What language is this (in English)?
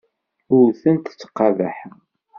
Kabyle